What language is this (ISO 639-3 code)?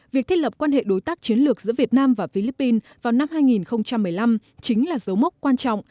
vie